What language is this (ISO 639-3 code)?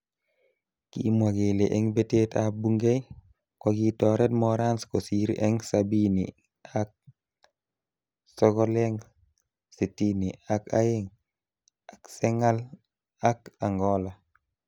kln